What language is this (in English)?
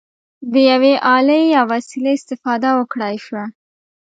Pashto